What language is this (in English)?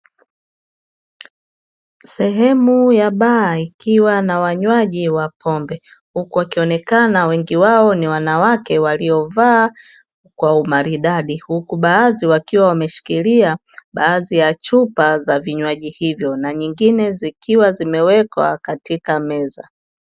Swahili